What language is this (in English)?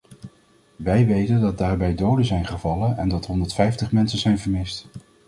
Dutch